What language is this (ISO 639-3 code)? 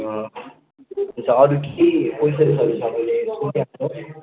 nep